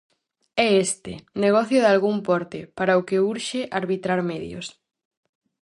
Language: Galician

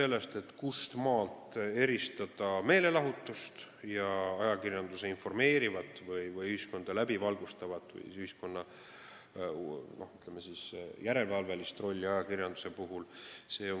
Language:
Estonian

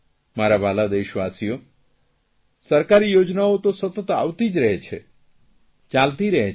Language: Gujarati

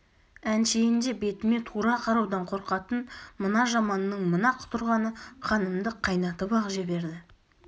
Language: Kazakh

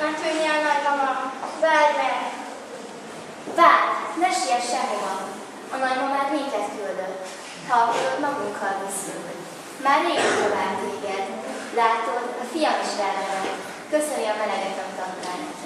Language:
Hungarian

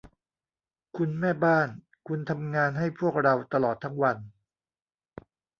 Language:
Thai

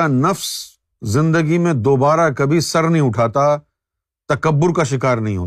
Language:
Urdu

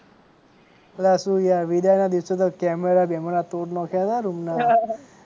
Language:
Gujarati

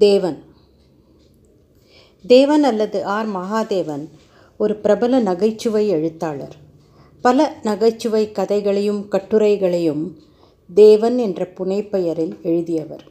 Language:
Tamil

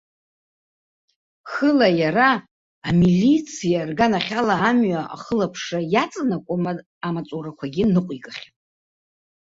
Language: Abkhazian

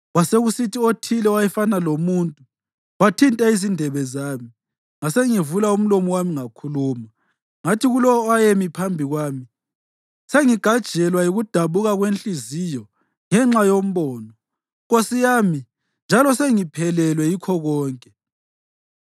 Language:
North Ndebele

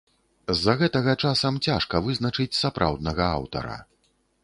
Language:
Belarusian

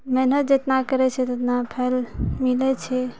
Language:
Maithili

